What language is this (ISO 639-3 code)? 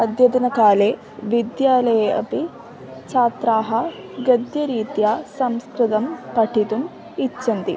san